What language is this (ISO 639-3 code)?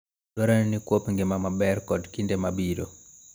luo